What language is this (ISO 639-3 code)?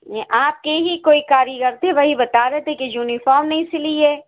urd